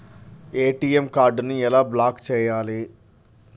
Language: Telugu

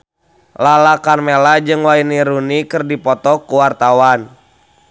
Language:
Sundanese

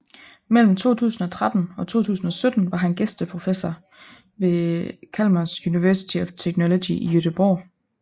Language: Danish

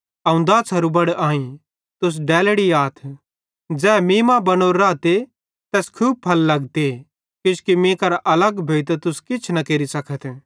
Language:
Bhadrawahi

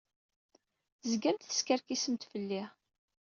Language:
Kabyle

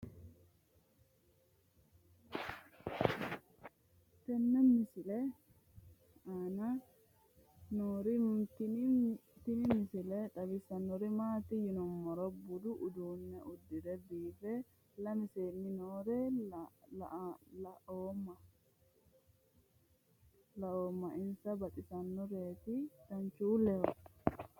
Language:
Sidamo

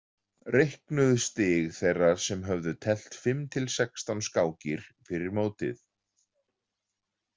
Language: Icelandic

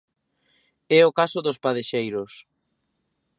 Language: Galician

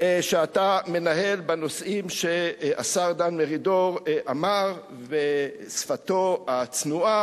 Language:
Hebrew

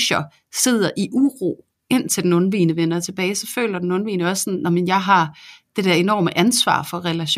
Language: Danish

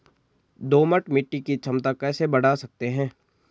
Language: Hindi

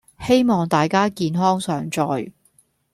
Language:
Cantonese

